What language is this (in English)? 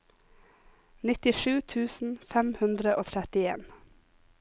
Norwegian